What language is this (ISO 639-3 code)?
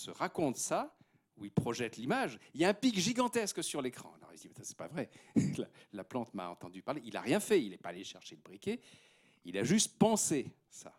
fra